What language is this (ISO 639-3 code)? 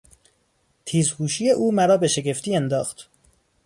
fas